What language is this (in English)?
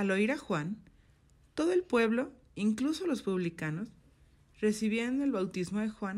Spanish